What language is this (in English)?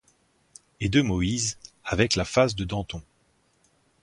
French